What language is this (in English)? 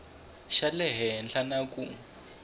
Tsonga